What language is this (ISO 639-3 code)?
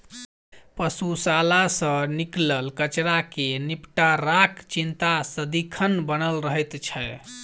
mai